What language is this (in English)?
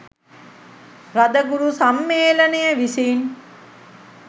Sinhala